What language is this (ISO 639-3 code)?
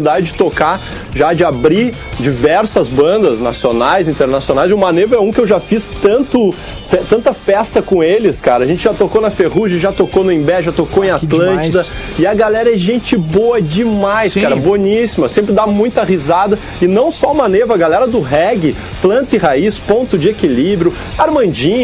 por